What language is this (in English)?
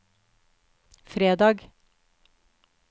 Norwegian